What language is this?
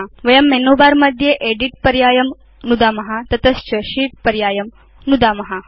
Sanskrit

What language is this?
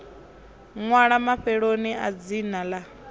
Venda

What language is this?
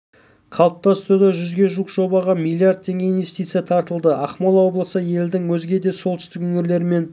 Kazakh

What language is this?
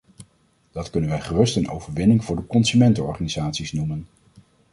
Dutch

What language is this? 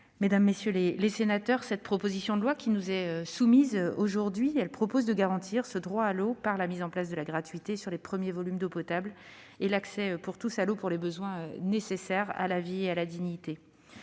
French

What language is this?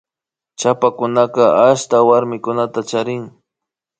Imbabura Highland Quichua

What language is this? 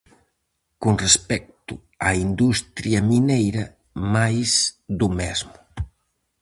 Galician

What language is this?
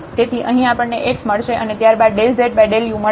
Gujarati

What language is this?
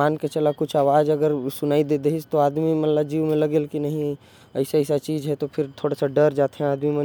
Korwa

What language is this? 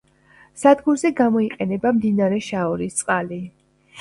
Georgian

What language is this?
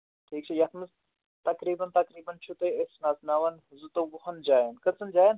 Kashmiri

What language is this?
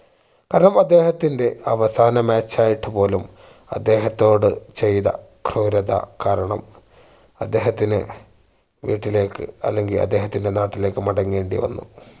Malayalam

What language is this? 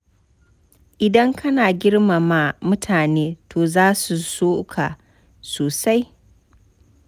Hausa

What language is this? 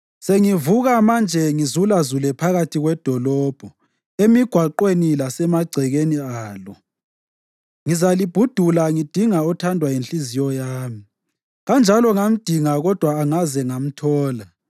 North Ndebele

